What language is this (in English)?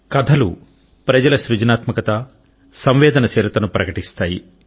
Telugu